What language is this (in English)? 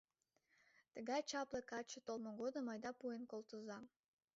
Mari